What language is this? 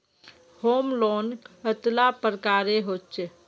Magahi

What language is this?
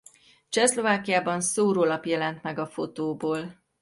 Hungarian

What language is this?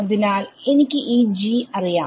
Malayalam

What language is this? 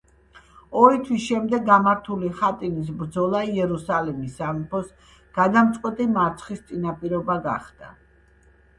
Georgian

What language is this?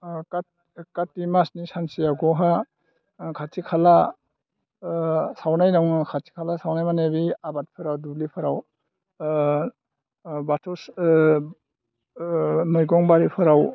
Bodo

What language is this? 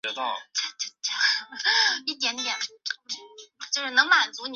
Chinese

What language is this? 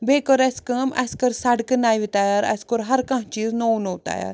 Kashmiri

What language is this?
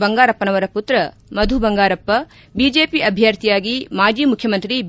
Kannada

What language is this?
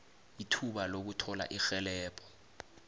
South Ndebele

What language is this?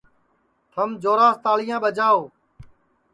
Sansi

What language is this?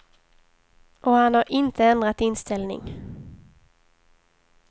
Swedish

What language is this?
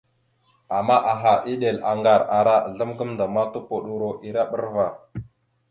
Mada (Cameroon)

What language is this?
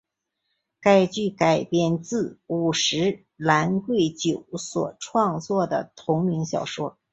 Chinese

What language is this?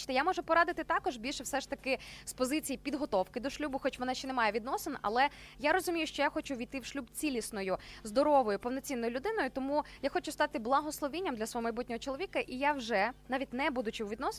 Ukrainian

